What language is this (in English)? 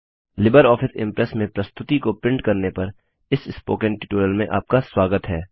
Hindi